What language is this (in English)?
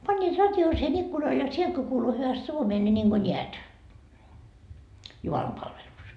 Finnish